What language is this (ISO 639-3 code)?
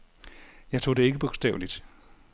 dan